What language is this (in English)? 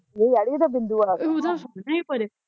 Punjabi